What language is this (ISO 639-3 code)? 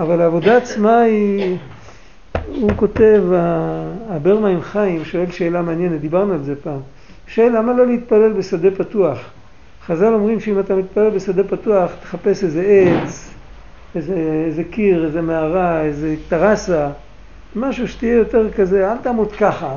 heb